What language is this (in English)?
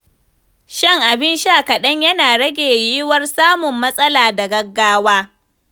Hausa